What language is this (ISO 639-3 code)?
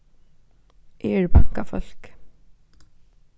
fao